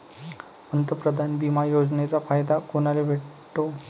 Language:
Marathi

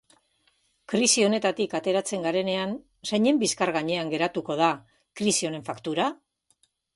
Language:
Basque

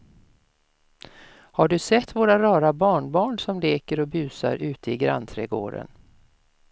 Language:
Swedish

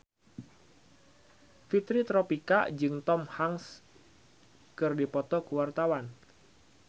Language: Sundanese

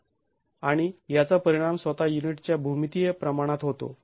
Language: Marathi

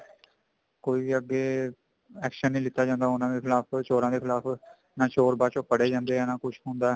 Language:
Punjabi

